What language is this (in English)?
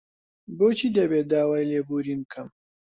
Central Kurdish